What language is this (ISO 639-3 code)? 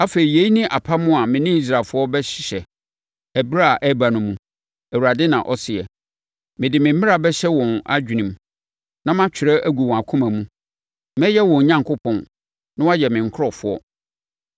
aka